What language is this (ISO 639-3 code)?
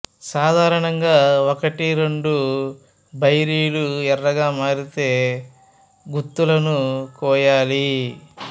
tel